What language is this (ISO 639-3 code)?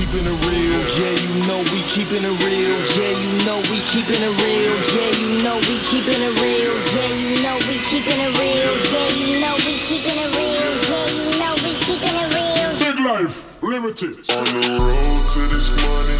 rus